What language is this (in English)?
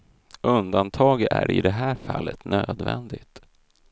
Swedish